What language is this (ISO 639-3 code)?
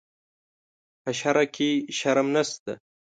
pus